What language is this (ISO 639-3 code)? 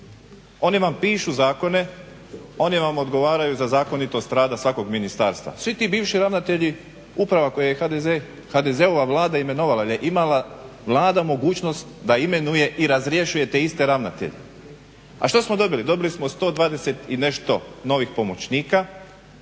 hrv